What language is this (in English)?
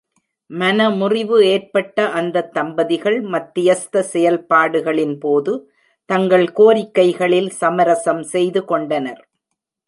Tamil